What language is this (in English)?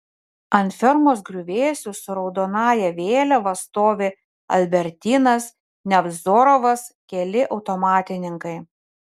Lithuanian